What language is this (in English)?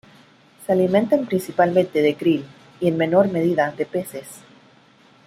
Spanish